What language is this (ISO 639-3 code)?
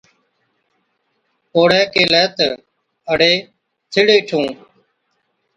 odk